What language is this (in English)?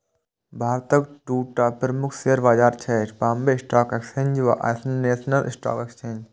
Maithili